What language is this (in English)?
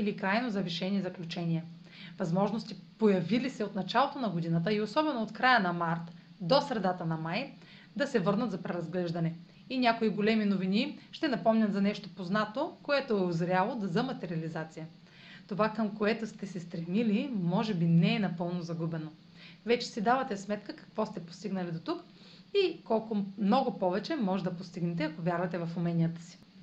Bulgarian